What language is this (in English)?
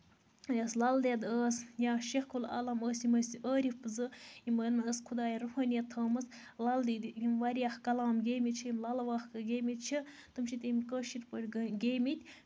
Kashmiri